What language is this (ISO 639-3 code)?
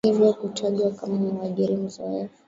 swa